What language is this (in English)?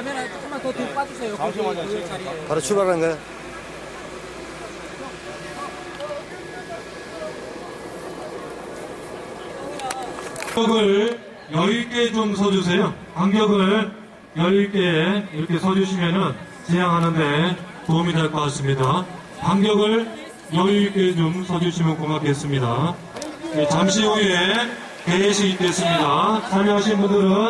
Korean